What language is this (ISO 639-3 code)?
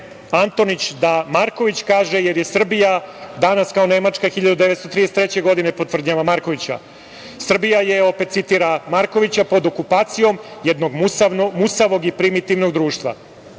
srp